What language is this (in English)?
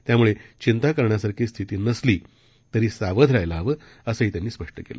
Marathi